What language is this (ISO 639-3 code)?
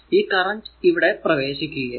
mal